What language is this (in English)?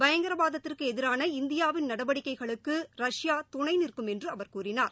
Tamil